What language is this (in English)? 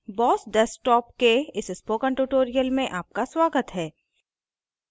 Hindi